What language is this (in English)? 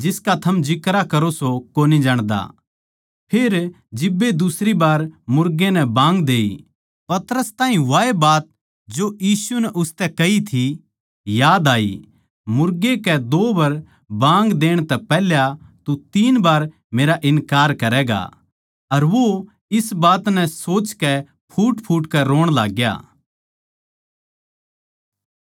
Haryanvi